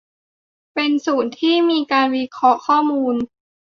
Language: Thai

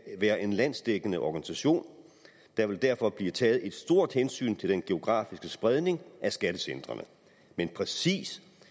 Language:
Danish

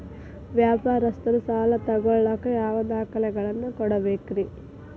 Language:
Kannada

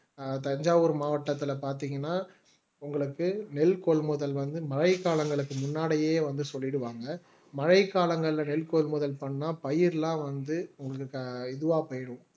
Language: Tamil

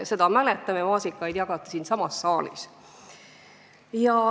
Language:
Estonian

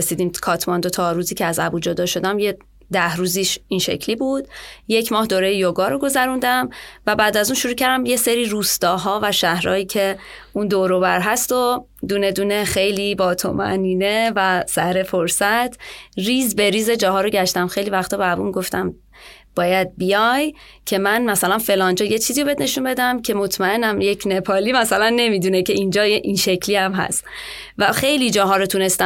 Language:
Persian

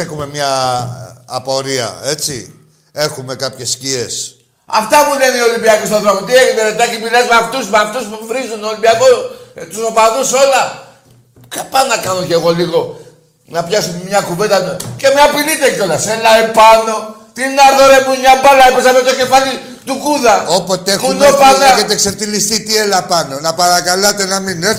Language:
Greek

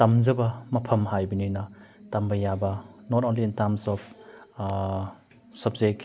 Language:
Manipuri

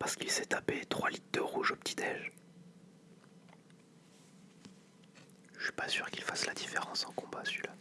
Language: French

